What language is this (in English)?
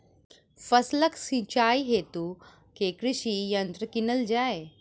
Maithili